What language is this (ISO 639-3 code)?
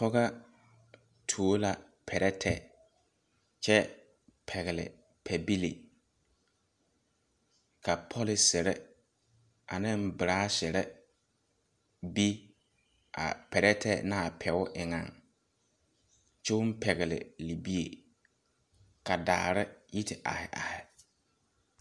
dga